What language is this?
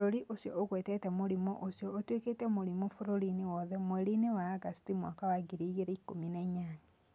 Kikuyu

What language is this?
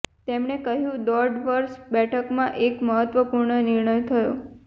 Gujarati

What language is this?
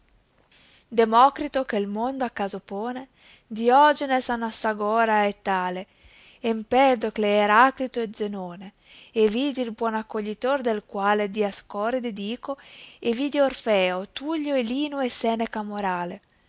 Italian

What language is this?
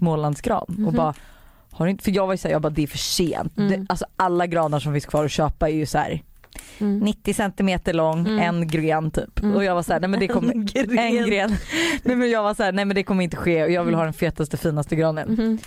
Swedish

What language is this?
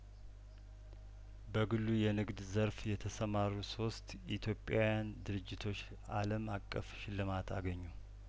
Amharic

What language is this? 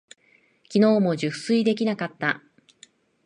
Japanese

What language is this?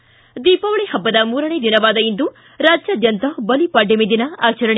Kannada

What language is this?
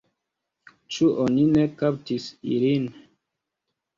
Esperanto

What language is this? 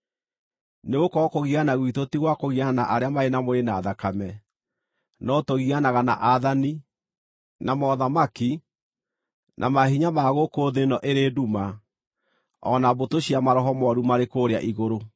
Kikuyu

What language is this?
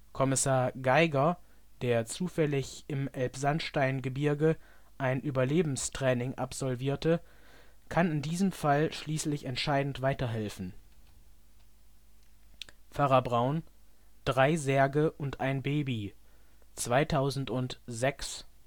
German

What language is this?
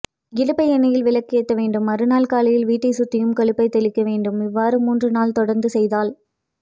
Tamil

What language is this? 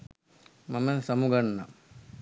Sinhala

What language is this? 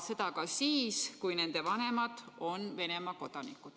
Estonian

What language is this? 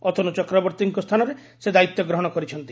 Odia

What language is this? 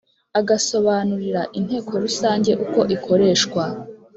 Kinyarwanda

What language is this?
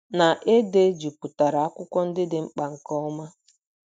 Igbo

